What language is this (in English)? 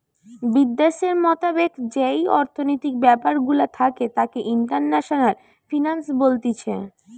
Bangla